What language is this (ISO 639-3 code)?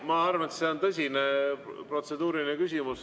est